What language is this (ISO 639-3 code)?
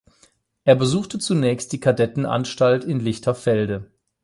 deu